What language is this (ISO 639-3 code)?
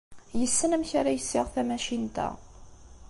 kab